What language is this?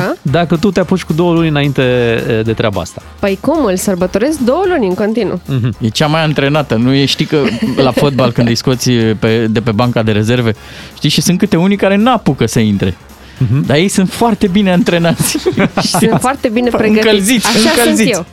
Romanian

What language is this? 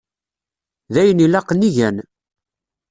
Kabyle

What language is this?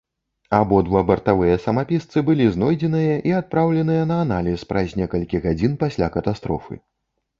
Belarusian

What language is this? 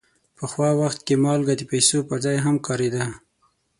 Pashto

